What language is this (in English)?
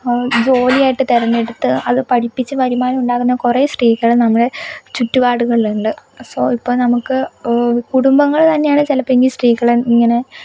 Malayalam